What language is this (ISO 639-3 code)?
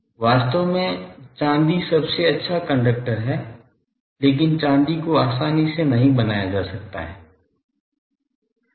hin